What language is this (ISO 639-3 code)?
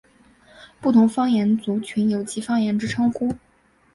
zho